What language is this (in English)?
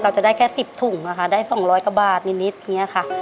Thai